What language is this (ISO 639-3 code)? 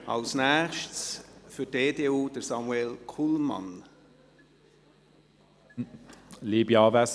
gsw